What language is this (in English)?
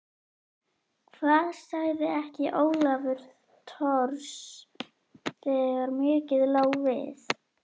Icelandic